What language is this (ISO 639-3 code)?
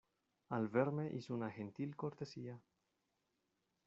spa